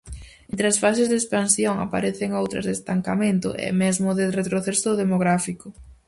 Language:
Galician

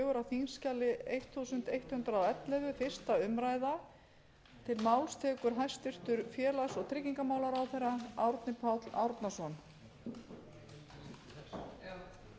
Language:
Icelandic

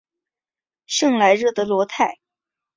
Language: Chinese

